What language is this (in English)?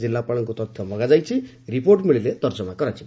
Odia